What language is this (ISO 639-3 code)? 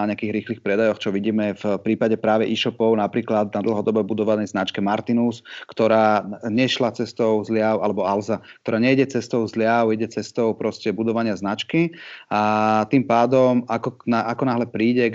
slk